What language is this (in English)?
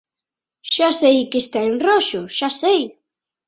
Galician